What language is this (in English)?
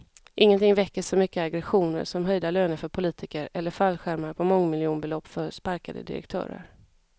Swedish